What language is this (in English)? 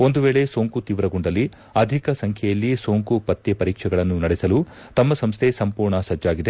Kannada